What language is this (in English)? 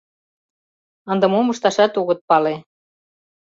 Mari